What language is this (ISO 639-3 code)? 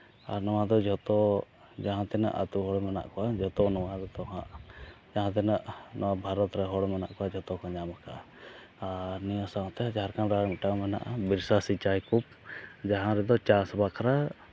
sat